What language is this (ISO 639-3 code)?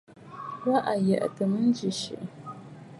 bfd